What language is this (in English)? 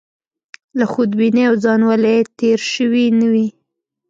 Pashto